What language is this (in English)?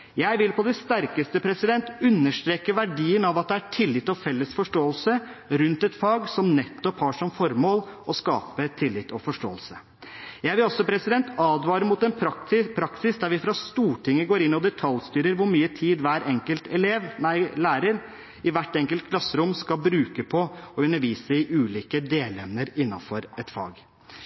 Norwegian Bokmål